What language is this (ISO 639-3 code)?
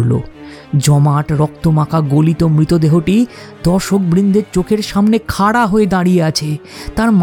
ben